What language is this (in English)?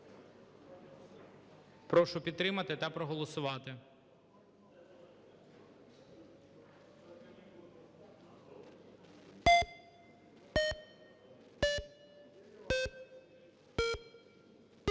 Ukrainian